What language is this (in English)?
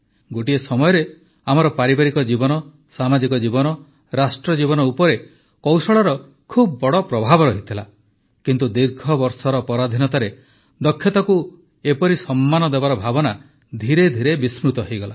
Odia